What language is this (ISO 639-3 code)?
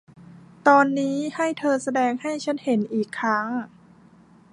tha